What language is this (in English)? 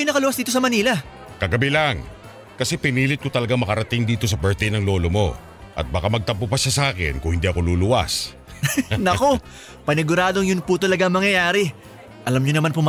Filipino